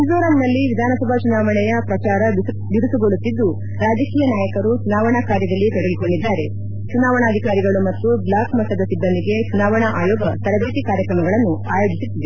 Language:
Kannada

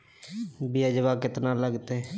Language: Magahi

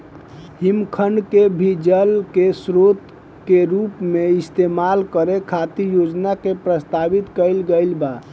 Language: Bhojpuri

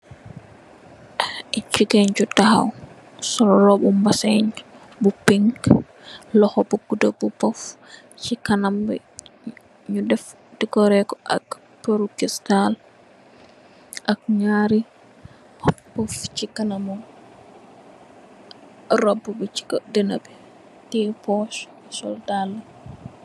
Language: Wolof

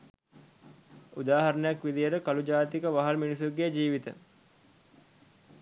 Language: Sinhala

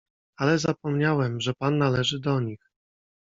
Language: Polish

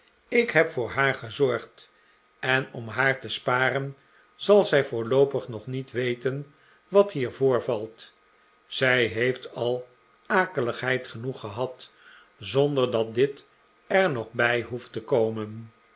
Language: Dutch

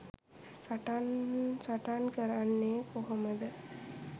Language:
Sinhala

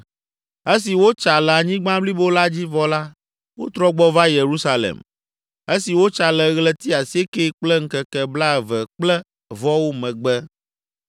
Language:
Ewe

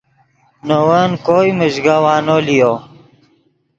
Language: Yidgha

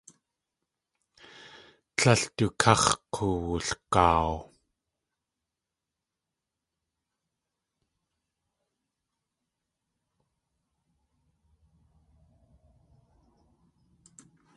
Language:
Tlingit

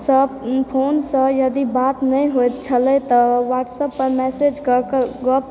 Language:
Maithili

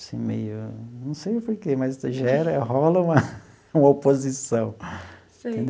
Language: Portuguese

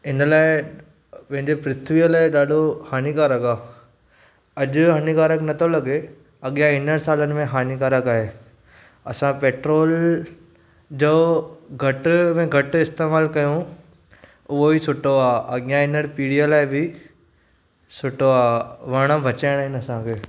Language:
Sindhi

